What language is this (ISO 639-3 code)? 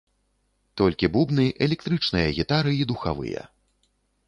bel